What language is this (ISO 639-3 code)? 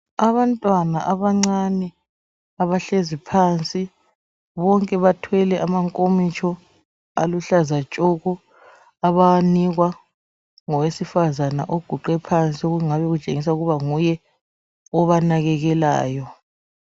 nde